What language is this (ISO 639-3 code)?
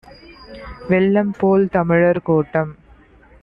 tam